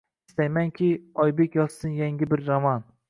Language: Uzbek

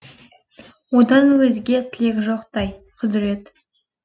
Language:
Kazakh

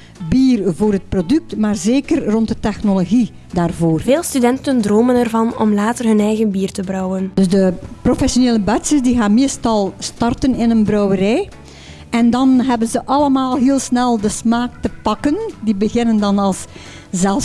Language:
Dutch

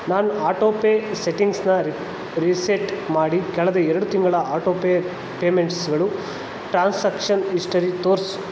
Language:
Kannada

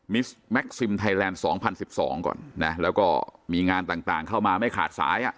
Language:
Thai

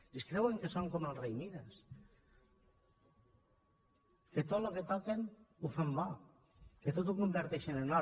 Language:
Catalan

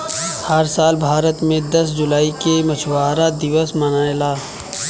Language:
Bhojpuri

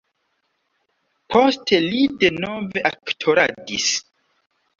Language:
Esperanto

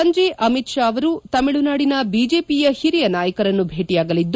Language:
Kannada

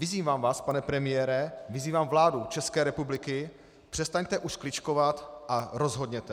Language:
Czech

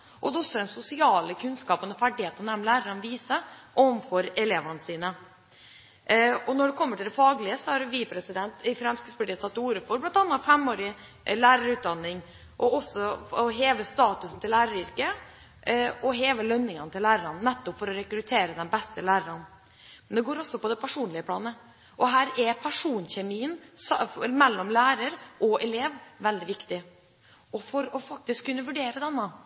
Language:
Norwegian Bokmål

